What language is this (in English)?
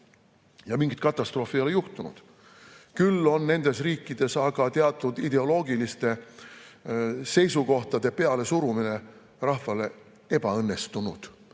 Estonian